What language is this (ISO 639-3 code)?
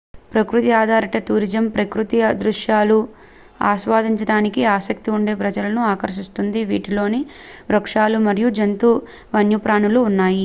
tel